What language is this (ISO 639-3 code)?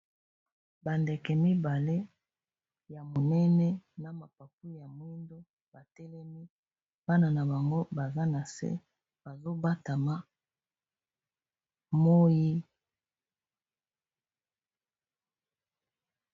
lin